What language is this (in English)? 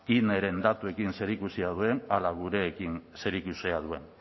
Basque